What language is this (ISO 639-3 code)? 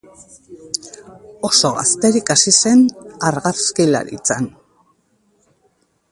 eus